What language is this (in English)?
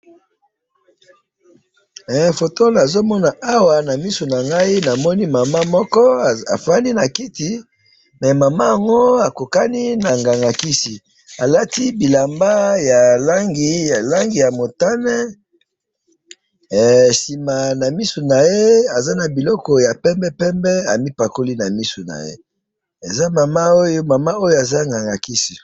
Lingala